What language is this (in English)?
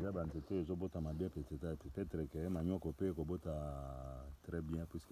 French